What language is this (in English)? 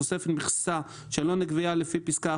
Hebrew